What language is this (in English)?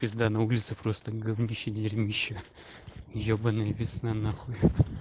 Russian